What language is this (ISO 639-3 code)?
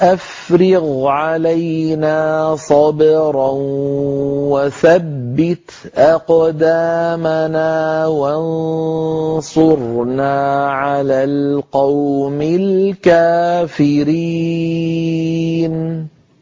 ara